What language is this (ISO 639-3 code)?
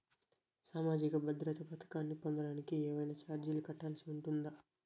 tel